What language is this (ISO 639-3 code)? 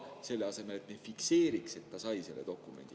est